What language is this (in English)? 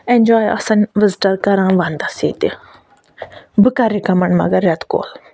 Kashmiri